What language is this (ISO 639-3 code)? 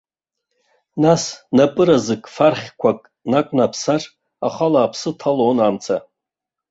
abk